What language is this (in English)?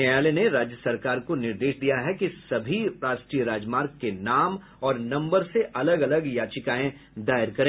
Hindi